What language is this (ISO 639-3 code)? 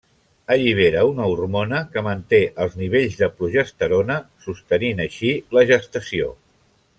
cat